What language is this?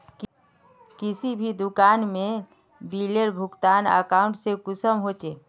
Magahi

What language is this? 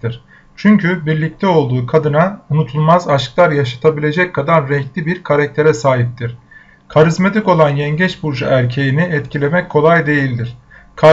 Turkish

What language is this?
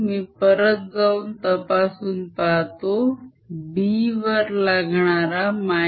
Marathi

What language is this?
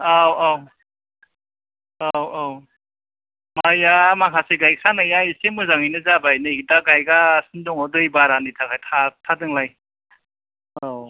Bodo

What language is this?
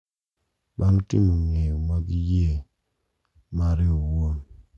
Luo (Kenya and Tanzania)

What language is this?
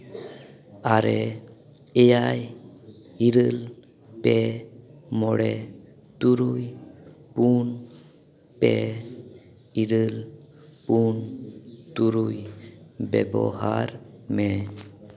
Santali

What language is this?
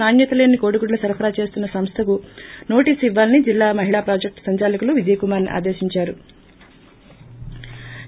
Telugu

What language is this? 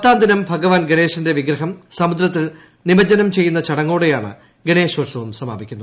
Malayalam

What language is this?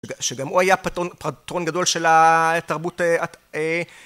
Hebrew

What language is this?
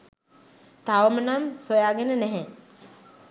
Sinhala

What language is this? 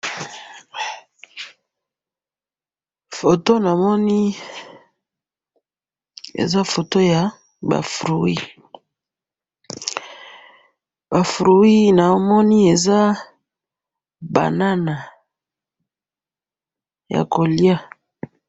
Lingala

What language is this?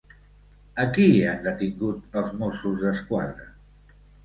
Catalan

